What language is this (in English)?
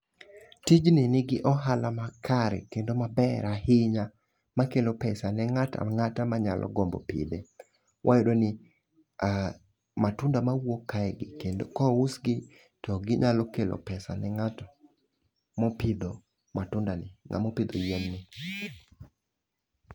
Luo (Kenya and Tanzania)